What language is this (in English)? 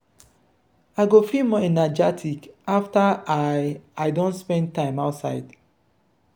Nigerian Pidgin